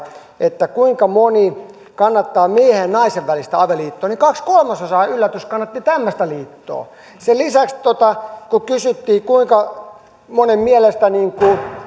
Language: Finnish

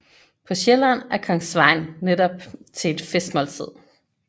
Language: Danish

